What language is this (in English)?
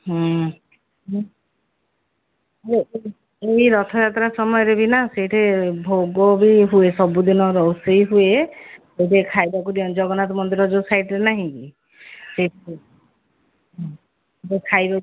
Odia